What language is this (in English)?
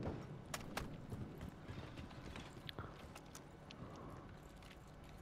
Norwegian